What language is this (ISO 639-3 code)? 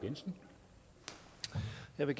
dan